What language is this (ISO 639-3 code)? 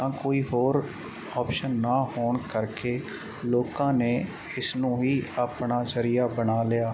pan